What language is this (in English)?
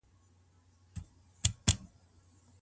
Pashto